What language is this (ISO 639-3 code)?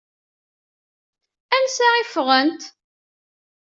kab